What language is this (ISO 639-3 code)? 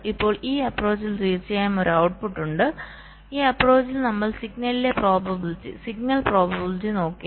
mal